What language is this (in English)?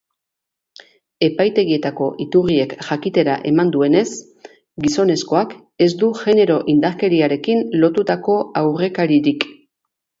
Basque